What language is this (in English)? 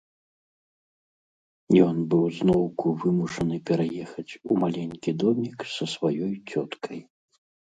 Belarusian